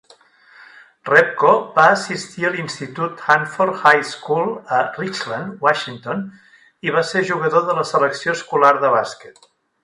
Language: Catalan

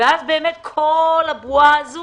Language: Hebrew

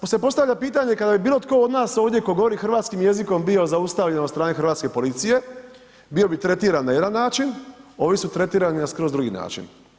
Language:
Croatian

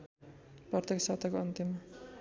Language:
Nepali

